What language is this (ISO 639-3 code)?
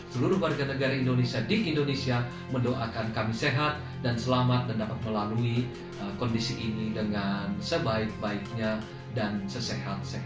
ind